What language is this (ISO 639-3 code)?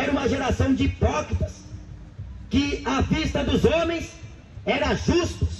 por